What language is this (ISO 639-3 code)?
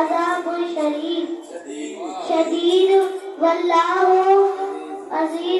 ara